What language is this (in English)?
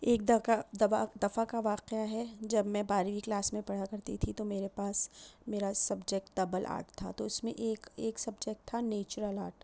Urdu